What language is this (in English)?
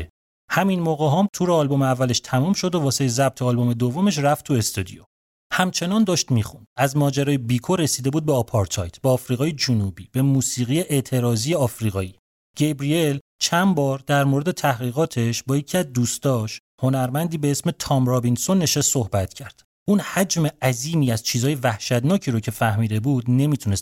Persian